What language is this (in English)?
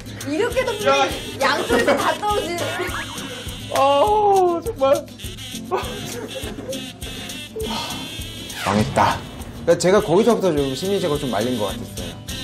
Korean